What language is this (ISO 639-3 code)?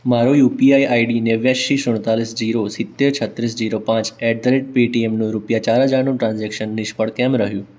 guj